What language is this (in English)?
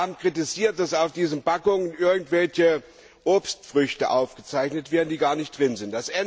German